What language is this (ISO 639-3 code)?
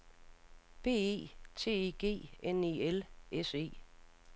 dan